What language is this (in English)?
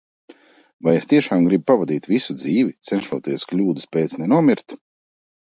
Latvian